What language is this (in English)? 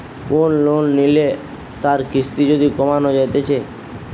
Bangla